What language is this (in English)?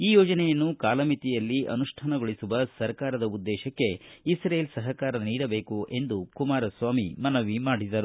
Kannada